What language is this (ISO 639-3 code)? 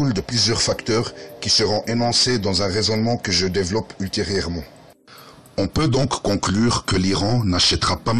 fra